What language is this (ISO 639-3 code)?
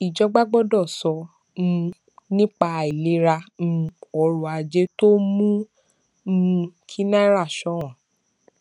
yor